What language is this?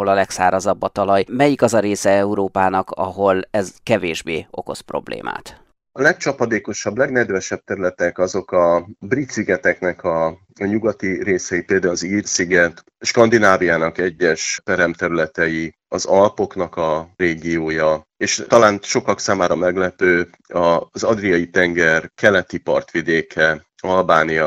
Hungarian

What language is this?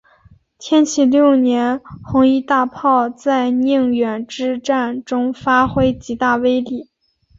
Chinese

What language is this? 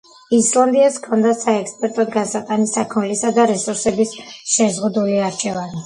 Georgian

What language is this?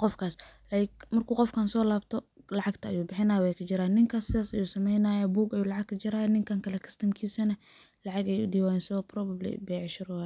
Somali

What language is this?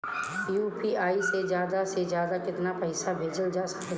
Bhojpuri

